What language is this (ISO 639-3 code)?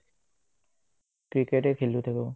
asm